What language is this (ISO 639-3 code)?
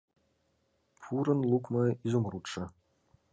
chm